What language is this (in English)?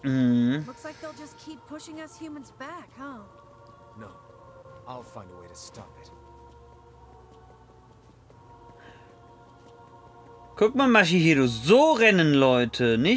German